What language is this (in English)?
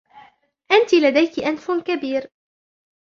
Arabic